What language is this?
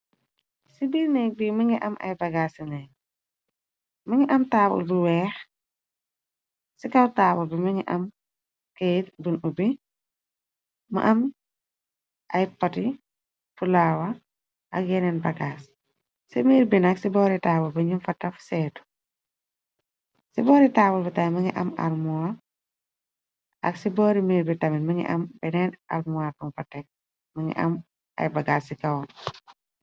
Wolof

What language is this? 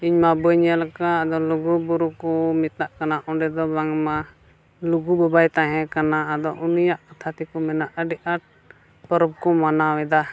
Santali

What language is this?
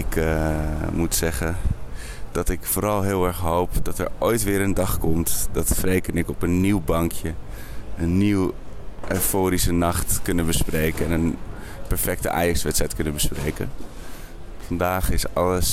Dutch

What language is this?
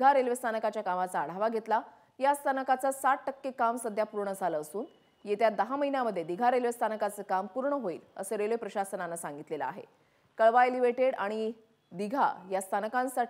Romanian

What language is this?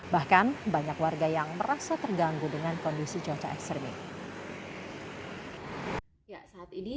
Indonesian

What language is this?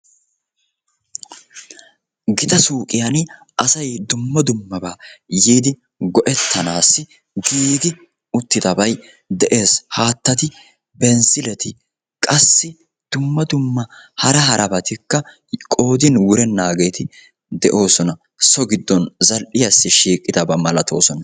Wolaytta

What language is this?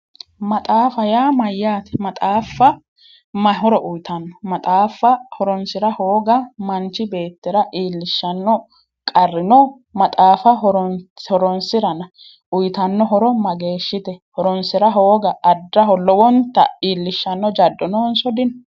Sidamo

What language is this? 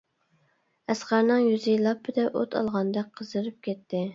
Uyghur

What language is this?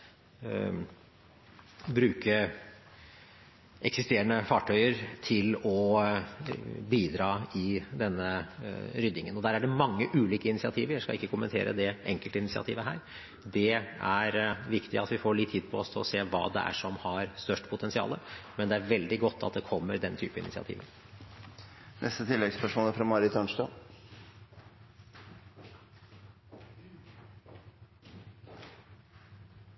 Norwegian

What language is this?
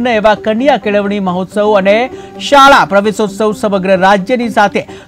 Gujarati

